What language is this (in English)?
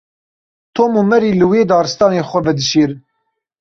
Kurdish